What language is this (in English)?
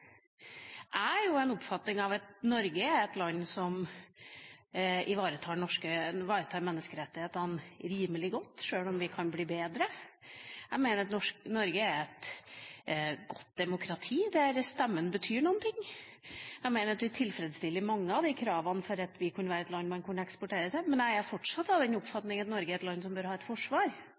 Norwegian Bokmål